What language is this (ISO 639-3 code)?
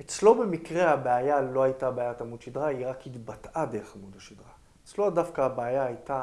heb